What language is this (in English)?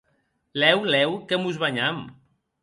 Occitan